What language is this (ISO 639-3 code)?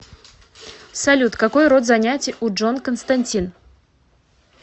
rus